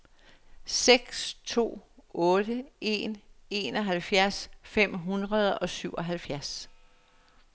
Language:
Danish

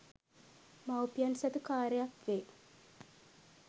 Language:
Sinhala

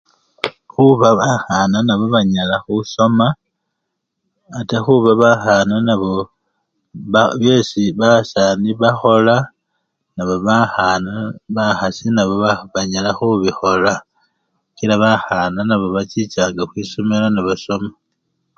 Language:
Luyia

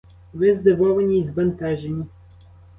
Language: Ukrainian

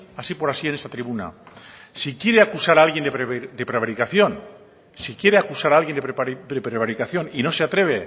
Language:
Spanish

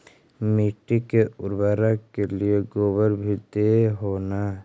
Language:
Magahi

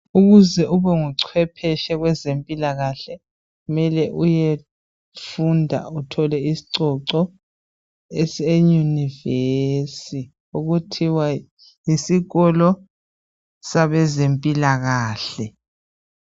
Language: North Ndebele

